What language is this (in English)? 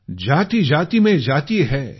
Marathi